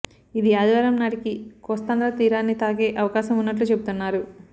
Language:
Telugu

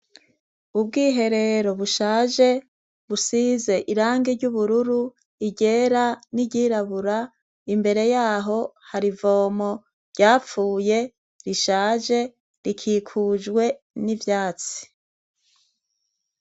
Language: Rundi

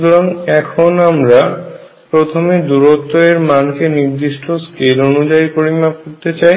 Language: Bangla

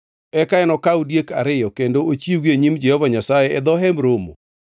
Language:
Luo (Kenya and Tanzania)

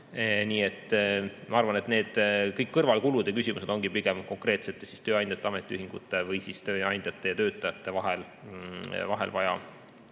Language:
Estonian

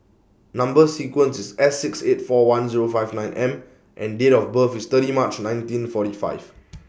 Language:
English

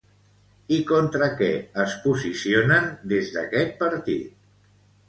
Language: Catalan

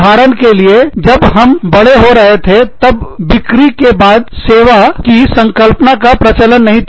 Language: Hindi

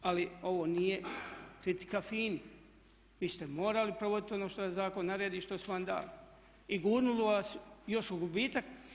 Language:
Croatian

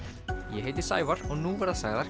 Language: Icelandic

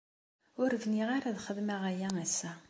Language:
Kabyle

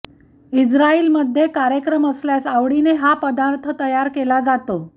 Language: Marathi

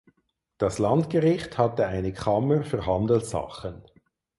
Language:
German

